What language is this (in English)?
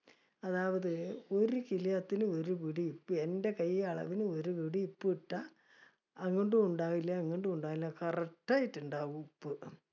Malayalam